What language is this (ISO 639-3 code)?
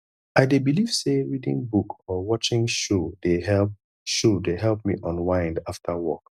pcm